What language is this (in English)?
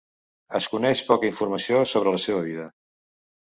Catalan